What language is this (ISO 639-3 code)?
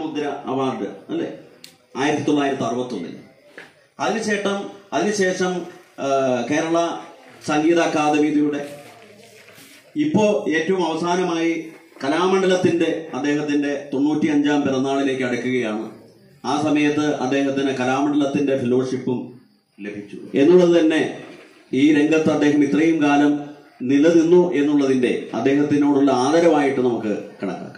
ara